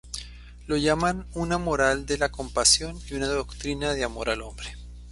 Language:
Spanish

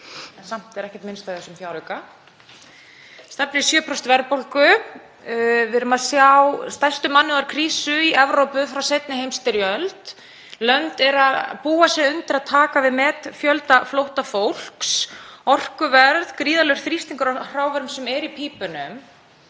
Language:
Icelandic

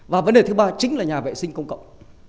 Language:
Vietnamese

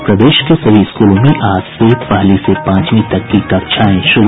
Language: Hindi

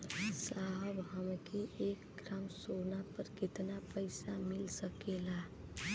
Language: Bhojpuri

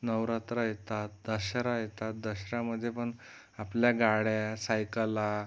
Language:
Marathi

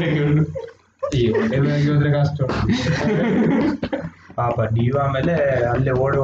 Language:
Kannada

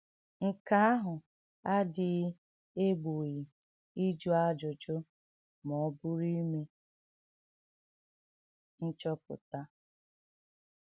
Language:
Igbo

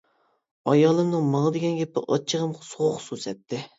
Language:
Uyghur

